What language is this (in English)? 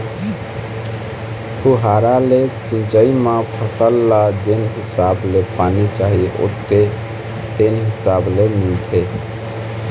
Chhattisgarhi